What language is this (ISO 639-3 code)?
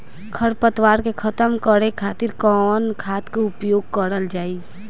bho